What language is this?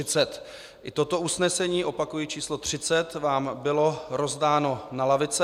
Czech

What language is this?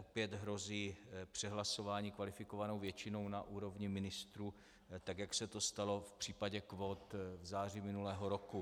Czech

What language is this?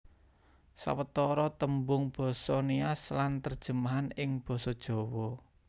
Javanese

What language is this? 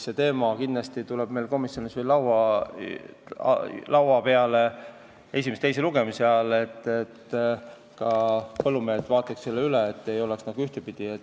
Estonian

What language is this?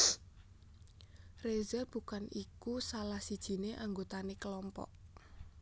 Javanese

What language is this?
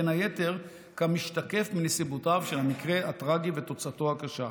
Hebrew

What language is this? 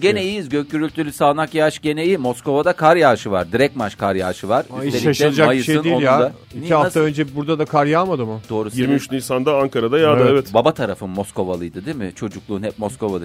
Turkish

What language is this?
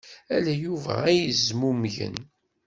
Kabyle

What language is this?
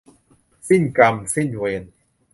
Thai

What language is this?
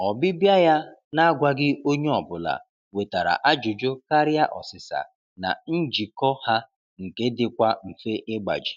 Igbo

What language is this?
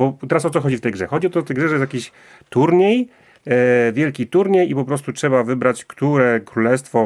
Polish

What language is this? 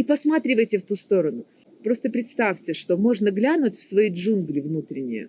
Russian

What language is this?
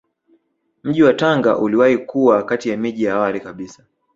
Swahili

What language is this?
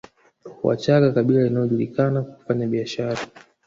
Swahili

